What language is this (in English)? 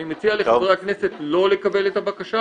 Hebrew